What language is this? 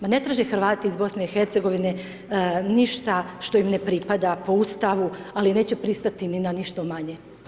Croatian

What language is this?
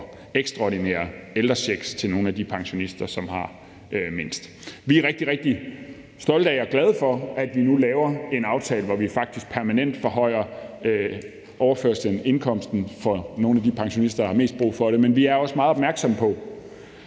Danish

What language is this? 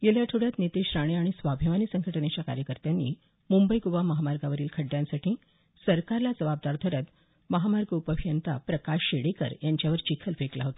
Marathi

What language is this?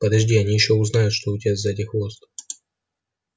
Russian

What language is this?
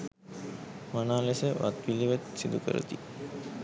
Sinhala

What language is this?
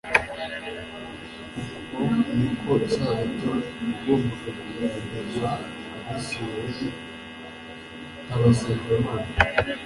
Kinyarwanda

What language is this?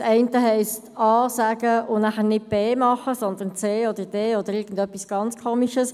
Swiss German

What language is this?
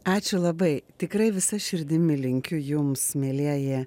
Lithuanian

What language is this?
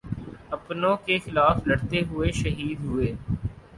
Urdu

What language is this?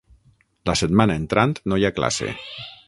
Catalan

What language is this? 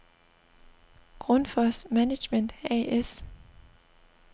Danish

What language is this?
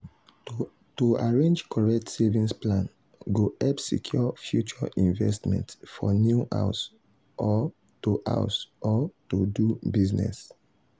Nigerian Pidgin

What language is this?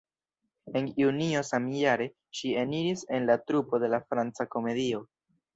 Esperanto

